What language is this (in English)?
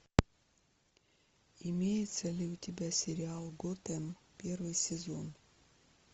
Russian